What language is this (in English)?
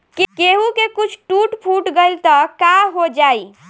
Bhojpuri